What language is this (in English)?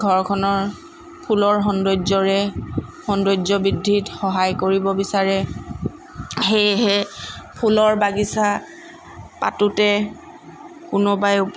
Assamese